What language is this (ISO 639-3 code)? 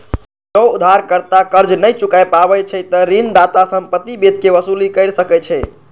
mai